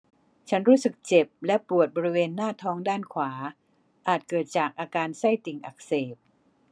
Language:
Thai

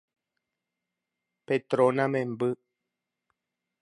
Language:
Guarani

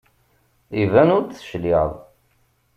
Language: Kabyle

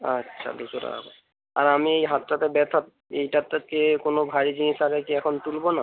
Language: Bangla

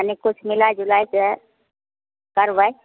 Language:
Maithili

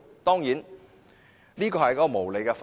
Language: Cantonese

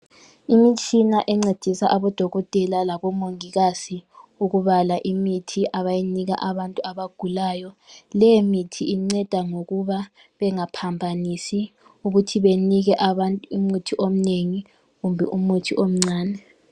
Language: North Ndebele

